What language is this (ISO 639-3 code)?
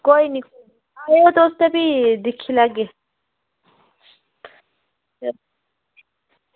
doi